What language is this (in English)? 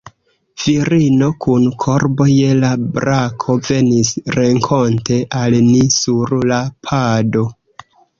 Esperanto